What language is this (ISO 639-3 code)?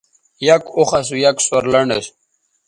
btv